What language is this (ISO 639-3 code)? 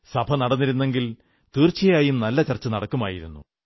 mal